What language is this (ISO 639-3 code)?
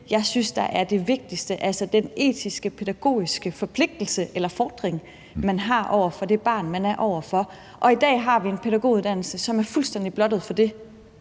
dan